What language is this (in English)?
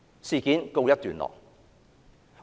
Cantonese